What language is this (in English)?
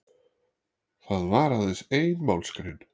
Icelandic